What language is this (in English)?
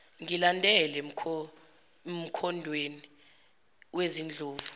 Zulu